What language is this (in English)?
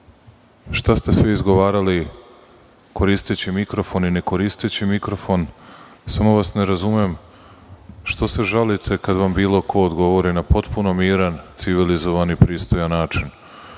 Serbian